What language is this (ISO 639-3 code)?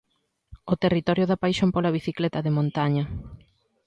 glg